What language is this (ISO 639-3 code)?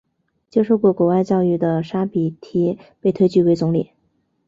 zho